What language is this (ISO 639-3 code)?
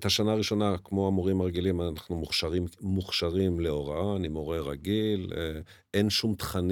heb